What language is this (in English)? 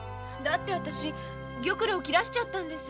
Japanese